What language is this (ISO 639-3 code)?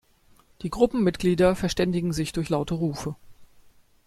deu